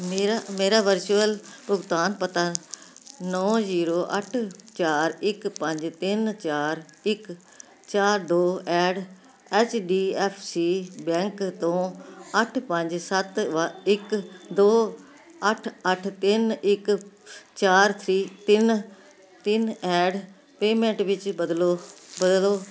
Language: Punjabi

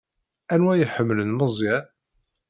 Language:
Kabyle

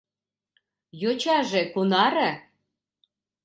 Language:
Mari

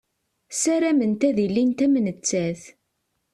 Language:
Kabyle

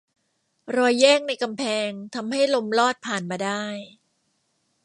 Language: Thai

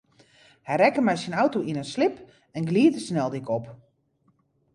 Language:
Western Frisian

